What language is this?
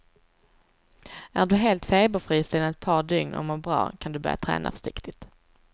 Swedish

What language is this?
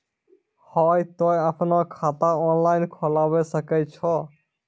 Maithili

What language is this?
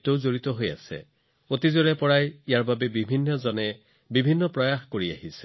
Assamese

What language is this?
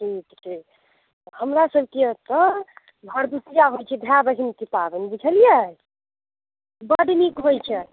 Maithili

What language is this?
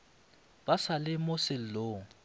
Northern Sotho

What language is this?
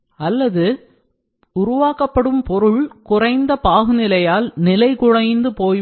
Tamil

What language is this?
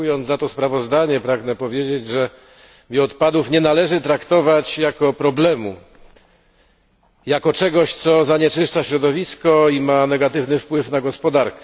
Polish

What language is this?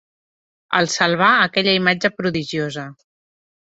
Catalan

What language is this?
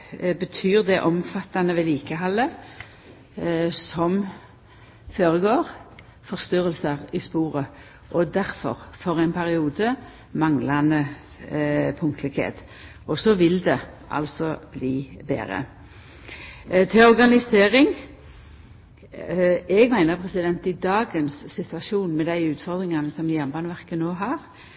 Norwegian Nynorsk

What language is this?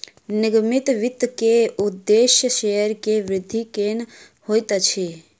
Maithili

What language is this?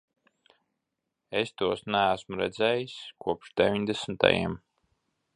Latvian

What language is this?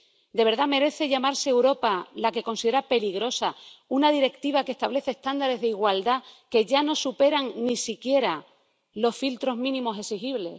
Spanish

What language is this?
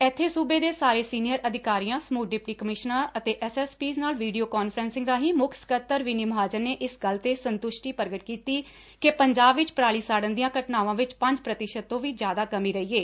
Punjabi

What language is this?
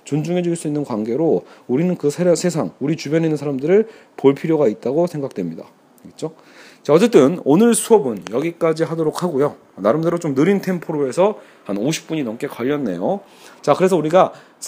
Korean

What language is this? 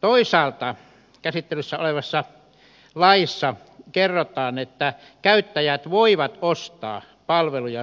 Finnish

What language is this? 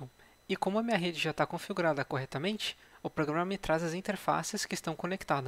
Portuguese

